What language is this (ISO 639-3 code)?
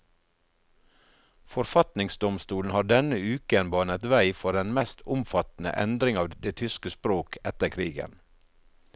nor